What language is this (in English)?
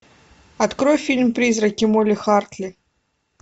Russian